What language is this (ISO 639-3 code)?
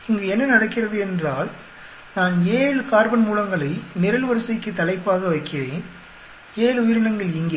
tam